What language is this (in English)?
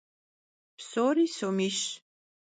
Kabardian